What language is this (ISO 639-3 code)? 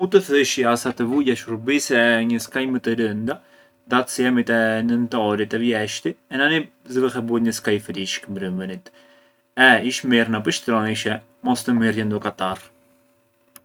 aae